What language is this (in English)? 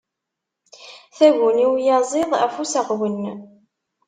Kabyle